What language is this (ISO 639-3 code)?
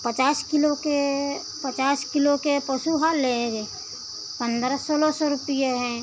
hin